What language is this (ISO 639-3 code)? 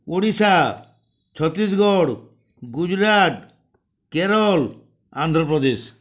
ori